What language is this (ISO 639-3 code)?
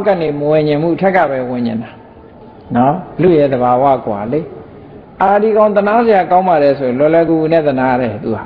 tha